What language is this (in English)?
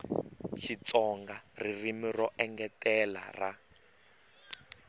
Tsonga